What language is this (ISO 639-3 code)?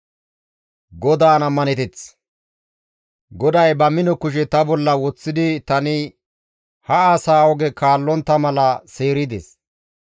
gmv